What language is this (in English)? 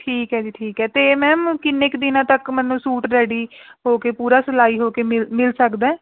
Punjabi